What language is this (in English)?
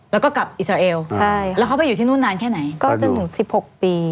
Thai